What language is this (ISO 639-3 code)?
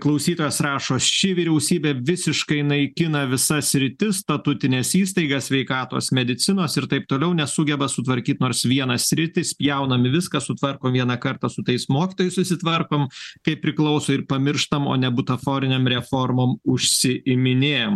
lit